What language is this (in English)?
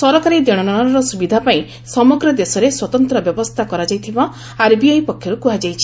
Odia